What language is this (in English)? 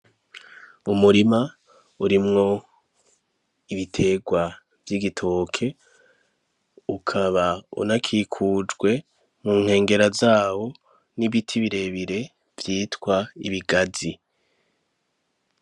Rundi